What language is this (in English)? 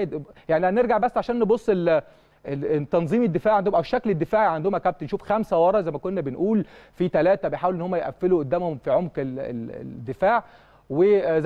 Arabic